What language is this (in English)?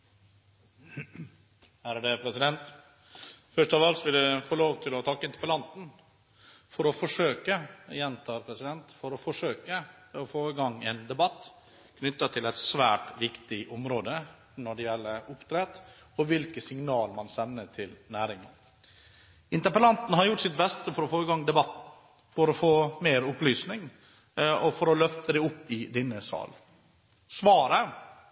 Norwegian